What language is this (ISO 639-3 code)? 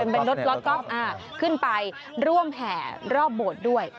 tha